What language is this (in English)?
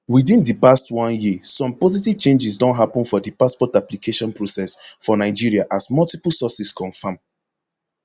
Nigerian Pidgin